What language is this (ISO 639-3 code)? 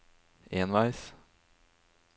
nor